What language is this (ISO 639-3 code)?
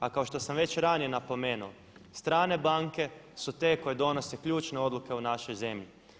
hrv